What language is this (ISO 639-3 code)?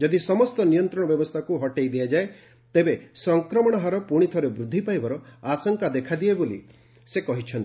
ori